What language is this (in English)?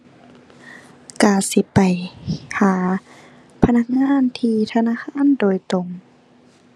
Thai